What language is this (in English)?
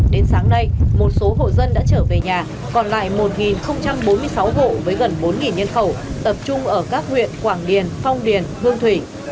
Vietnamese